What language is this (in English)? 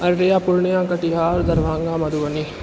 Maithili